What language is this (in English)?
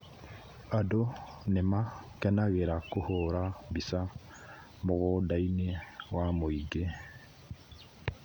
Kikuyu